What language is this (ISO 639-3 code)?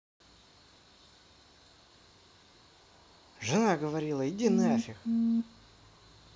rus